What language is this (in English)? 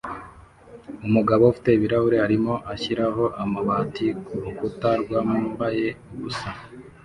Kinyarwanda